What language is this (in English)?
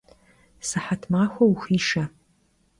Kabardian